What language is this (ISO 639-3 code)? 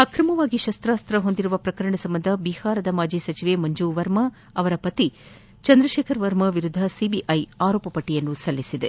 kan